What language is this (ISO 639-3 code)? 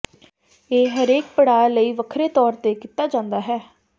pan